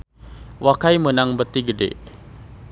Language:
Sundanese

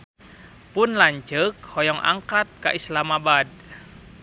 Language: Sundanese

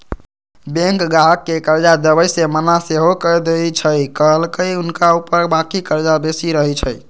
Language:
Magahi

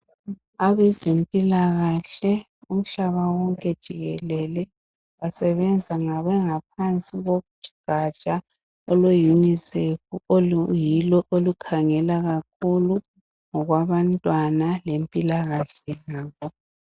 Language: North Ndebele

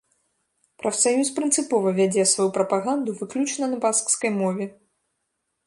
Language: Belarusian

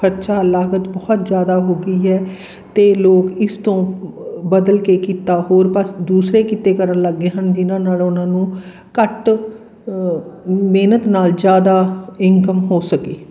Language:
Punjabi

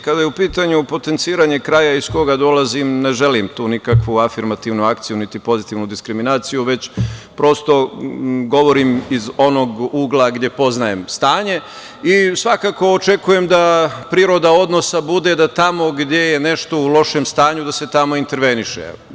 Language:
Serbian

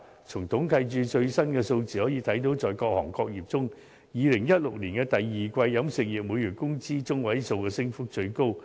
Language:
Cantonese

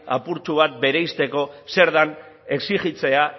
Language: Basque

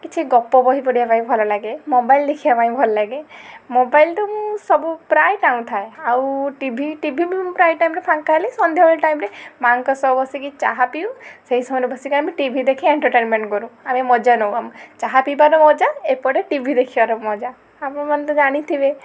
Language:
Odia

